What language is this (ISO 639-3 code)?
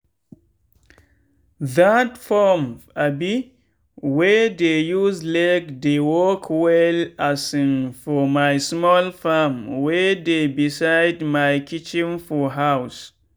pcm